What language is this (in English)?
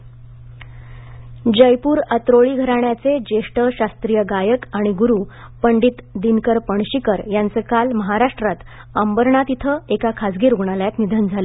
Marathi